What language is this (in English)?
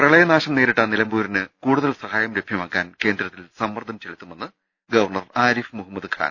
Malayalam